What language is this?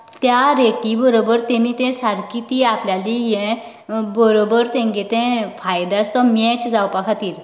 Konkani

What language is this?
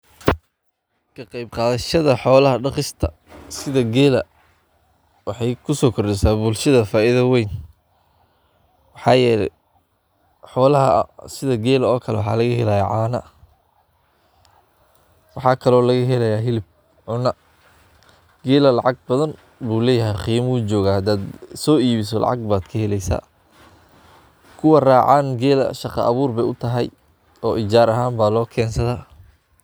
Somali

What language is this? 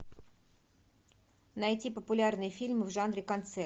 Russian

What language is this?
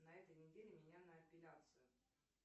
Russian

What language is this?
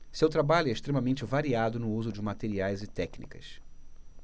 Portuguese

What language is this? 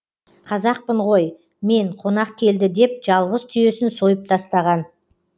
Kazakh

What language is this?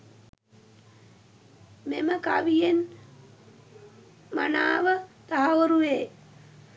Sinhala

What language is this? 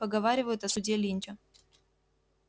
Russian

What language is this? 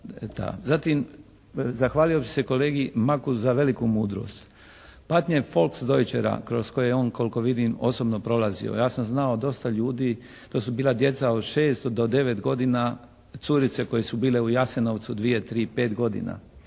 Croatian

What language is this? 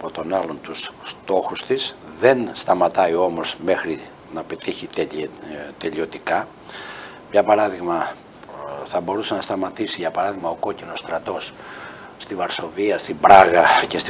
Greek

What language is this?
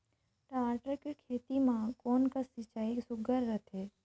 Chhattisgarhi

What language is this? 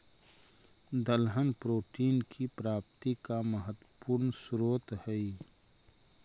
Magahi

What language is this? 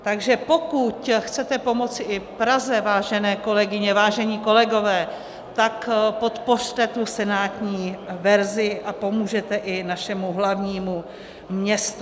Czech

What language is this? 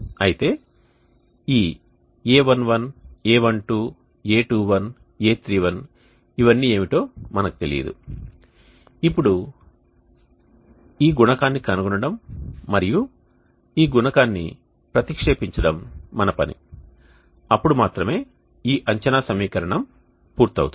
Telugu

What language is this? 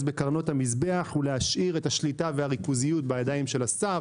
Hebrew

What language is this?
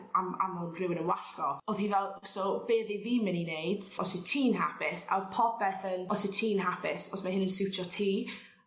Welsh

